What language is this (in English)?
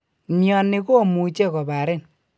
Kalenjin